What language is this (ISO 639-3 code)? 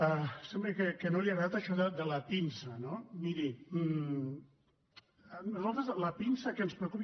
cat